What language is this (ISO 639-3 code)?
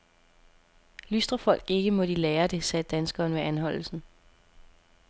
dan